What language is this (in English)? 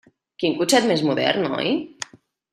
Catalan